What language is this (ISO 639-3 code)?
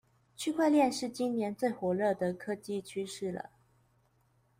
zho